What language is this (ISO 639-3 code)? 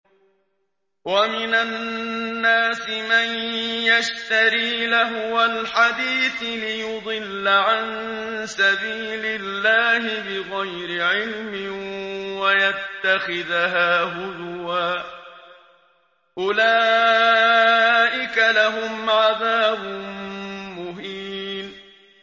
ara